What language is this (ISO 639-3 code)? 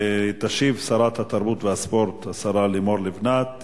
heb